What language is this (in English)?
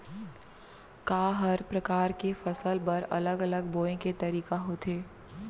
Chhattisgarhi